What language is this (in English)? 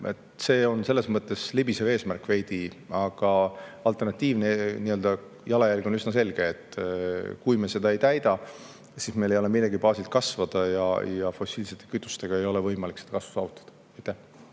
Estonian